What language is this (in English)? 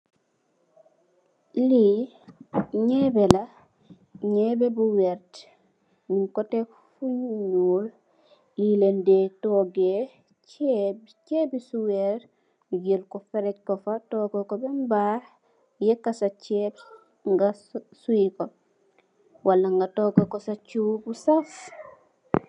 Wolof